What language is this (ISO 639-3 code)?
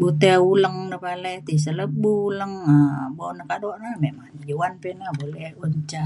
xkl